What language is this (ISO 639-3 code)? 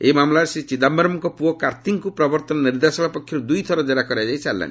ori